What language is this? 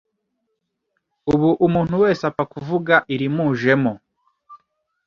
Kinyarwanda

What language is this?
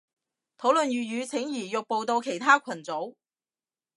Cantonese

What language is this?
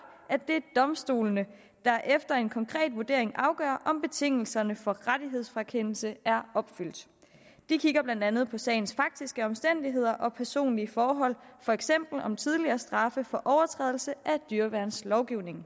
Danish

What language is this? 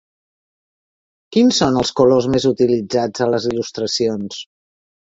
Catalan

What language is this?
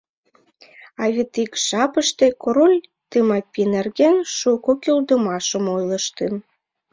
Mari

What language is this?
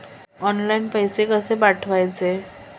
Marathi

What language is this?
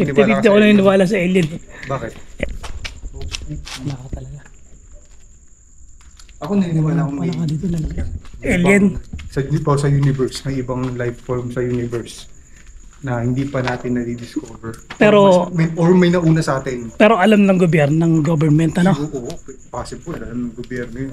Filipino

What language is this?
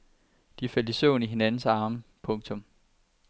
Danish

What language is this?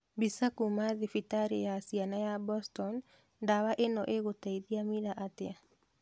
Kikuyu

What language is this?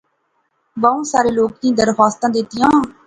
Pahari-Potwari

